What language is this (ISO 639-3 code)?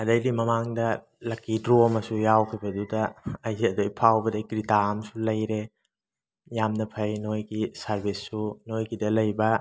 mni